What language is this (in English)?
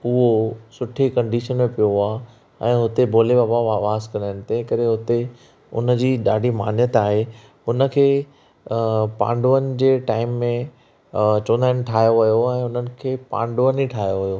Sindhi